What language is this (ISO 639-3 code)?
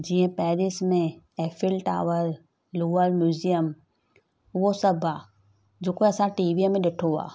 snd